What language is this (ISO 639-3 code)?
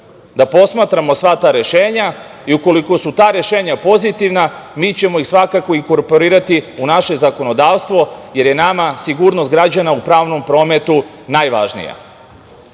srp